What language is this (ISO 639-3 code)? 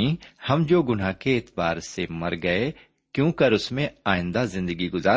urd